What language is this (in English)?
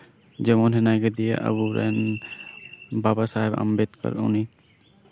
Santali